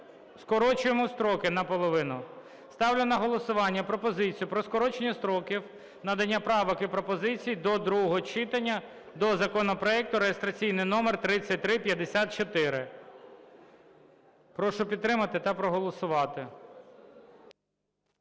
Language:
Ukrainian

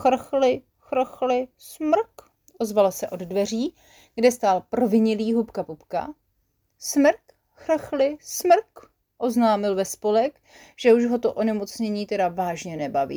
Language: Czech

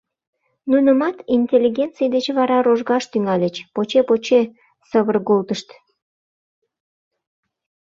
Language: Mari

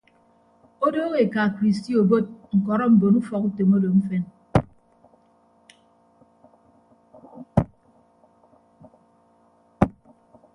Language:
Ibibio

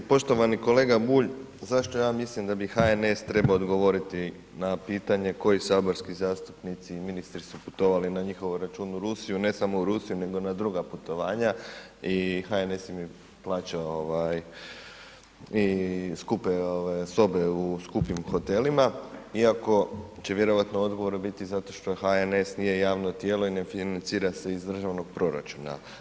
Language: Croatian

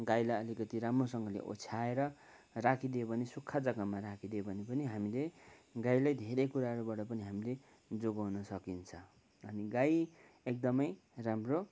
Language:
Nepali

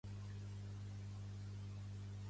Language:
Catalan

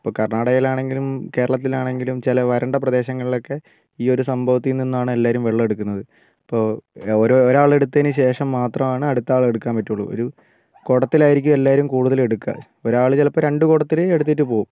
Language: Malayalam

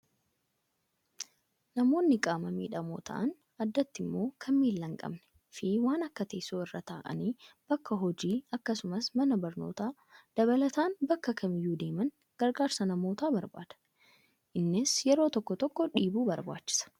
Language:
Oromo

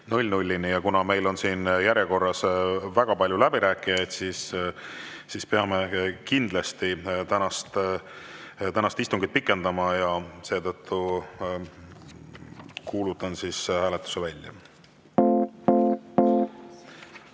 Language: Estonian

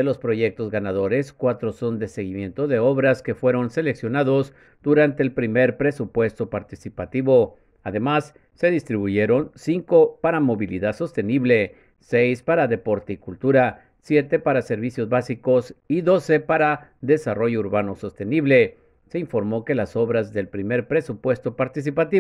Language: Spanish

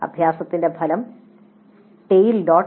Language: Malayalam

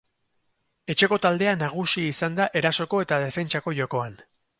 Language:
Basque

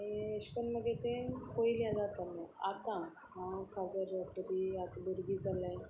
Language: Konkani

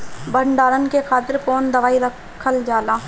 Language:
Bhojpuri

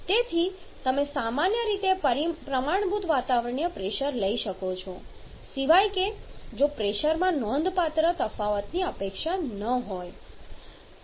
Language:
Gujarati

